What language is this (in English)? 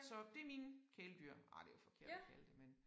Danish